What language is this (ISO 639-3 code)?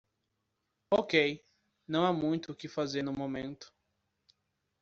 por